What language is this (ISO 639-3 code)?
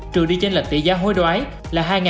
vie